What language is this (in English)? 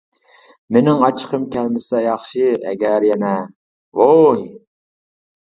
Uyghur